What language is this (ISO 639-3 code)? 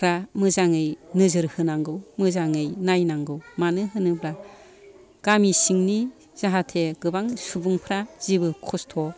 brx